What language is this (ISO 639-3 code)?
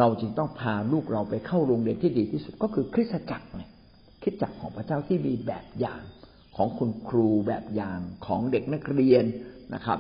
tha